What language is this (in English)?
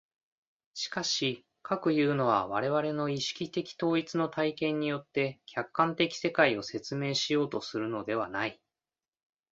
Japanese